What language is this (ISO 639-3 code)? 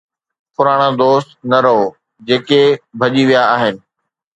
snd